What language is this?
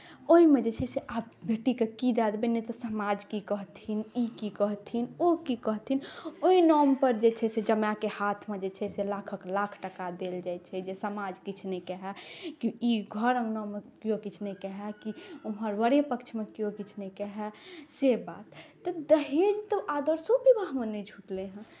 Maithili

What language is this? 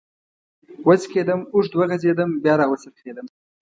Pashto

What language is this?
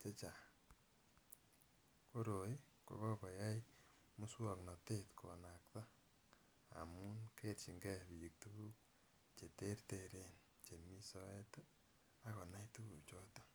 Kalenjin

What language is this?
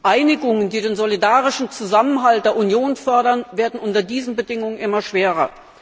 German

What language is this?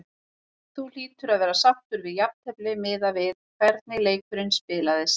Icelandic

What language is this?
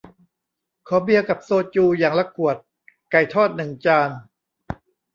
Thai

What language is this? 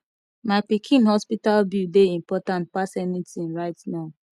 Nigerian Pidgin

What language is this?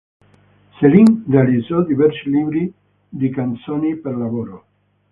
Italian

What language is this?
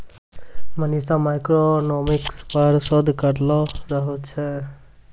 Maithili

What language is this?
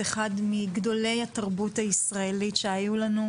Hebrew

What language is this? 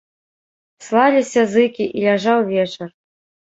Belarusian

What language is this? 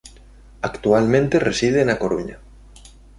Galician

